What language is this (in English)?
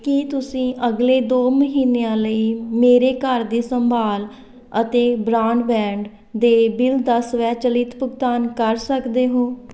Punjabi